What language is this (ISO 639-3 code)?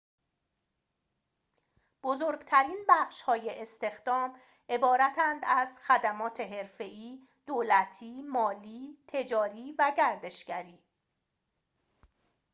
fas